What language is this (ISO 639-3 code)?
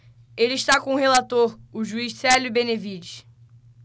por